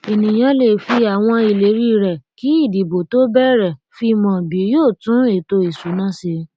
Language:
Yoruba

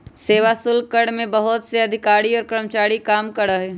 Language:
Magahi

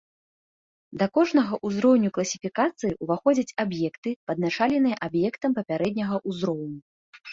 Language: Belarusian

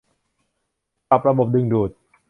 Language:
Thai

